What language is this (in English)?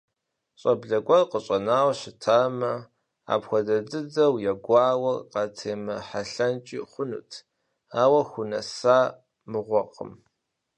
Kabardian